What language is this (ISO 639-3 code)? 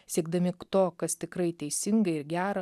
lit